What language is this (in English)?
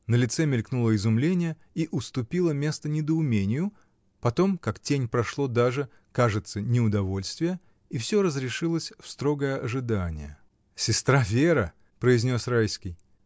Russian